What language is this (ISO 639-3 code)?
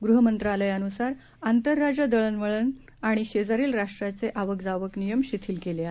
mar